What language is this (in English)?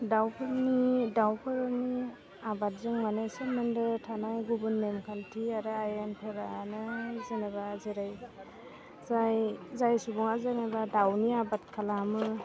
Bodo